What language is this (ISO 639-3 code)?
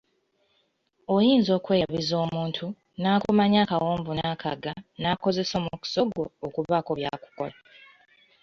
lug